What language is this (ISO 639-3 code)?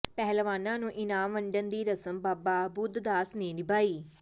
pan